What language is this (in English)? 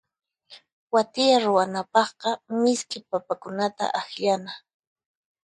Puno Quechua